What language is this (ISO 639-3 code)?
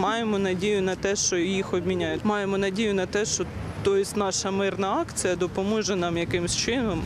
ukr